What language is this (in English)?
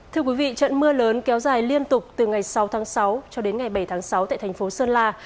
Vietnamese